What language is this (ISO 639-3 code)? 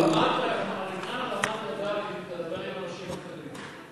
heb